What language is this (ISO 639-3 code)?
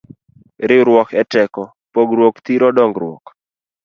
luo